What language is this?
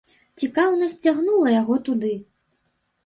Belarusian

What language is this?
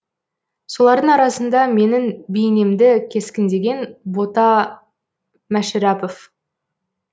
Kazakh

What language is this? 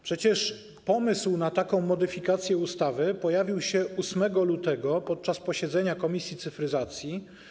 Polish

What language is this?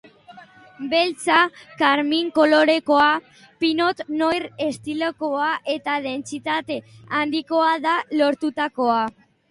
Basque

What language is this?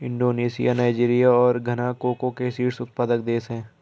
Hindi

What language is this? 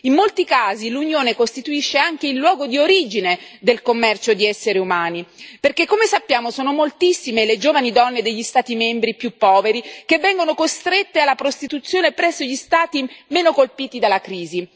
Italian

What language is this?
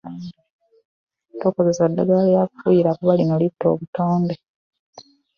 Ganda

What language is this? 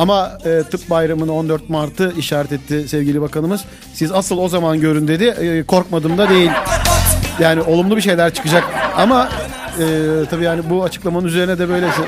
Turkish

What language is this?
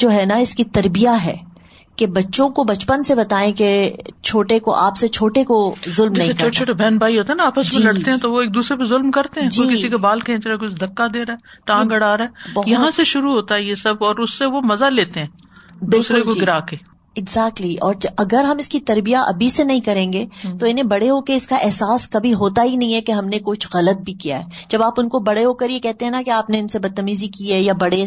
Urdu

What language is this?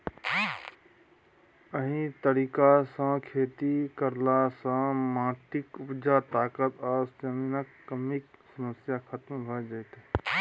Maithili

